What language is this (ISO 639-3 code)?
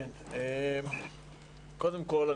heb